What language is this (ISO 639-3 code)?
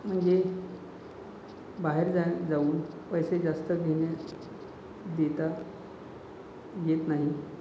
mar